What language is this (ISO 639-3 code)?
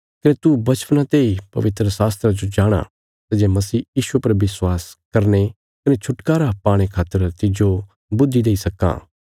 kfs